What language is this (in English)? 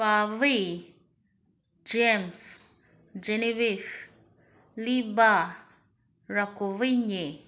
Manipuri